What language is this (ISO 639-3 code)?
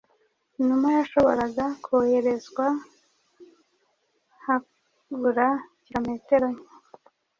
kin